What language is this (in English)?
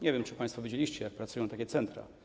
Polish